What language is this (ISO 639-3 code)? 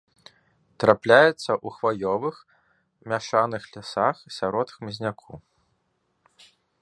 bel